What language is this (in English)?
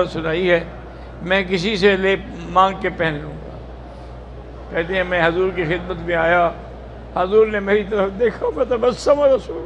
Arabic